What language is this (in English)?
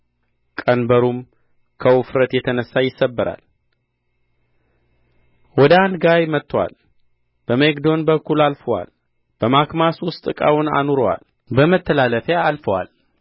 Amharic